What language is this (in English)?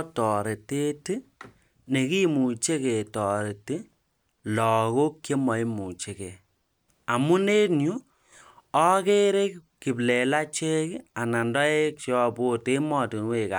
Kalenjin